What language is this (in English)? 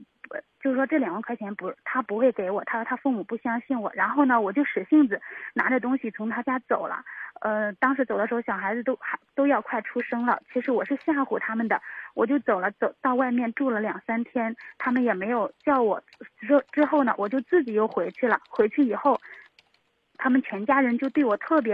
Chinese